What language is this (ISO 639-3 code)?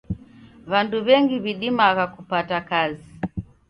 dav